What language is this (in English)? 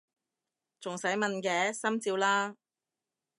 Cantonese